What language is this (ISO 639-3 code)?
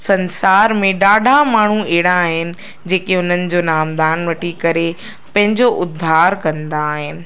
snd